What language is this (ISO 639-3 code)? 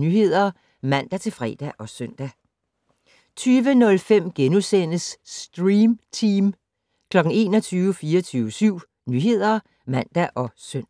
dan